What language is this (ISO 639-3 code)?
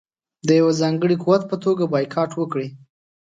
pus